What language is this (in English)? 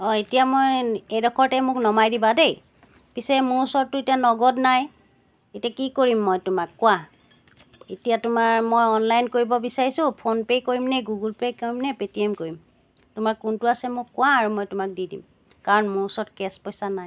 Assamese